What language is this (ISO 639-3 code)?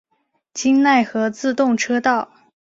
zho